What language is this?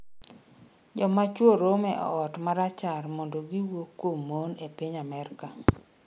Luo (Kenya and Tanzania)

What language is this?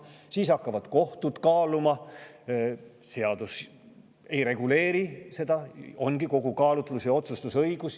Estonian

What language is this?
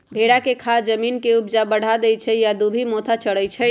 Magahi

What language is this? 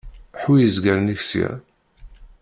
Kabyle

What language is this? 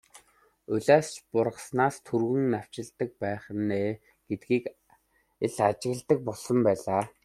Mongolian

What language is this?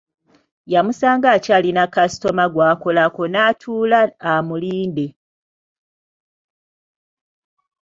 Ganda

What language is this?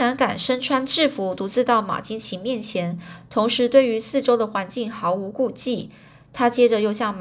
Chinese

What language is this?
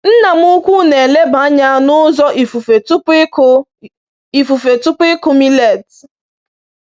Igbo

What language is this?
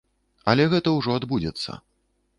Belarusian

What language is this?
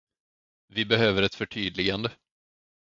Swedish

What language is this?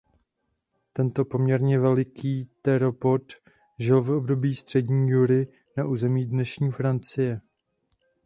Czech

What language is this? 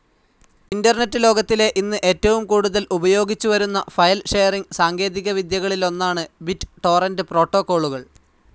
Malayalam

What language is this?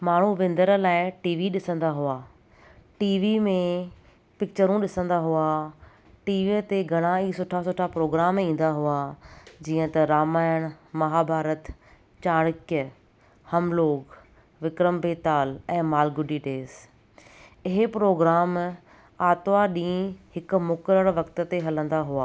Sindhi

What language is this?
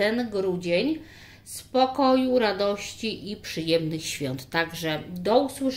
Polish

